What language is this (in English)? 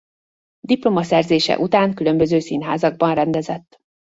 Hungarian